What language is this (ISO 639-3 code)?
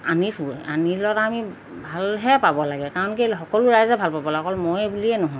asm